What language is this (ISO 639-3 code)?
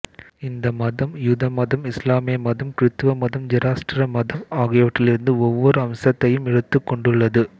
tam